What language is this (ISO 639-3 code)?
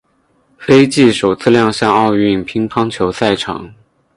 zho